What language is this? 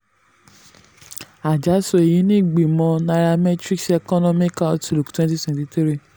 Yoruba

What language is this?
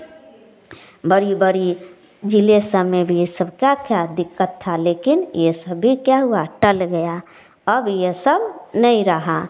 Hindi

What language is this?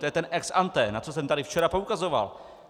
Czech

